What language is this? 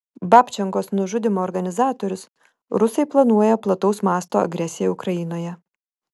Lithuanian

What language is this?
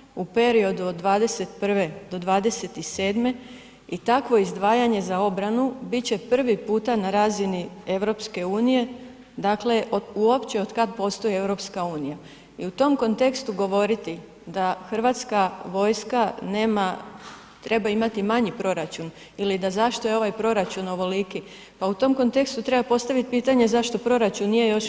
Croatian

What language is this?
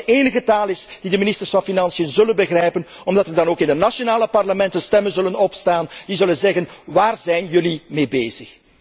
Dutch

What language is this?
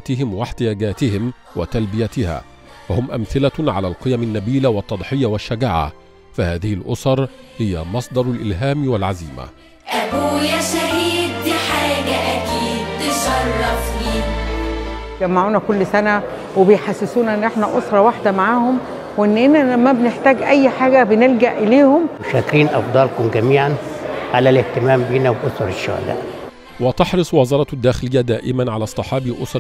Arabic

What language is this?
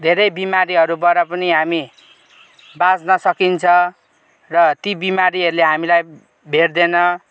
Nepali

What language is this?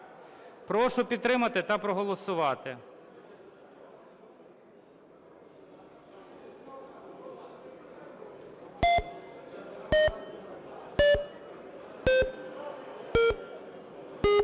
Ukrainian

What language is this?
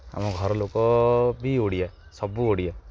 Odia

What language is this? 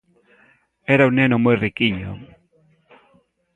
Galician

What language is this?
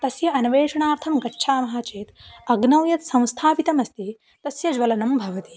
Sanskrit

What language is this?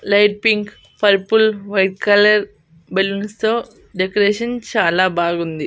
Telugu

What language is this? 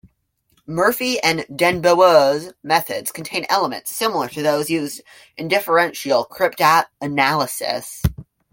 English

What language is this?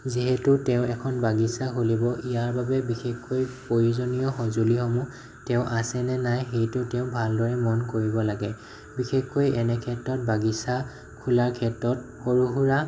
Assamese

